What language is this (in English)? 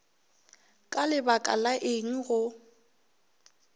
Northern Sotho